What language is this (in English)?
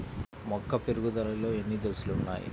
Telugu